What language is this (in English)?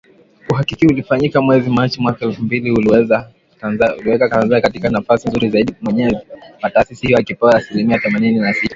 Swahili